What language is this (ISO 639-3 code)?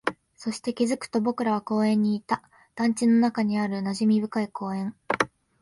jpn